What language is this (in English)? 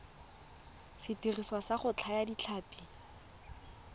Tswana